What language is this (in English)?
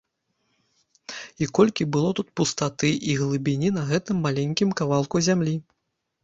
Belarusian